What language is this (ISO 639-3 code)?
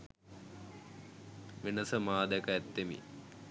sin